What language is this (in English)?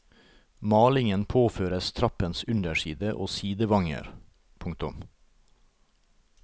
Norwegian